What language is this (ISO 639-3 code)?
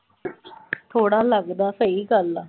pan